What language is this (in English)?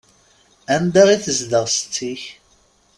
Kabyle